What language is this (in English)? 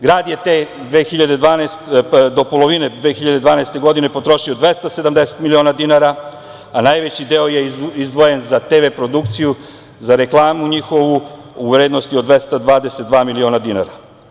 Serbian